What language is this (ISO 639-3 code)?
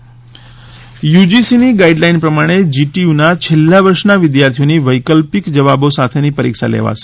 guj